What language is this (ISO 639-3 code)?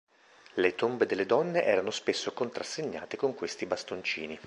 ita